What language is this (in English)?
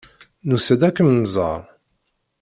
Kabyle